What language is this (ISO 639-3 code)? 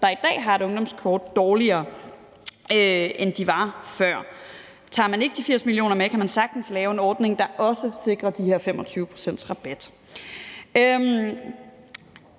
dan